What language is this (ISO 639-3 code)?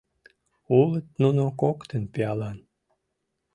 chm